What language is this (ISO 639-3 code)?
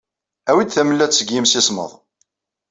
kab